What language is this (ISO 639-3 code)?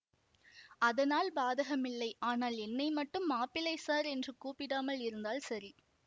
tam